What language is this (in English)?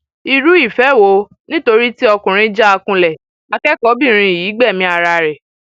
Yoruba